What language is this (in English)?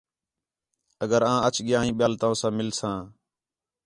Khetrani